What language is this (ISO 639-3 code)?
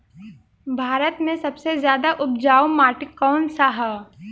bho